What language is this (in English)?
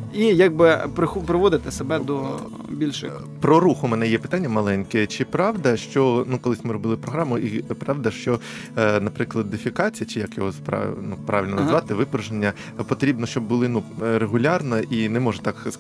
Ukrainian